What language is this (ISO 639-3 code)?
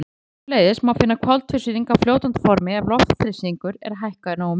isl